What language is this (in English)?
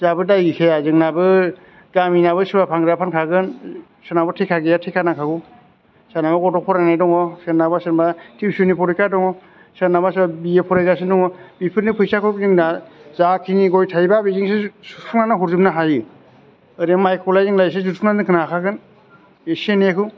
Bodo